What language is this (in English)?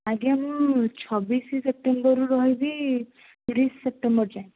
Odia